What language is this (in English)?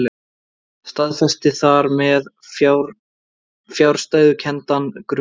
Icelandic